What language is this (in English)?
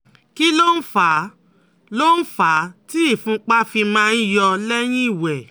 Yoruba